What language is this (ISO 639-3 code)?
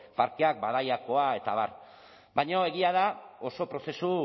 eus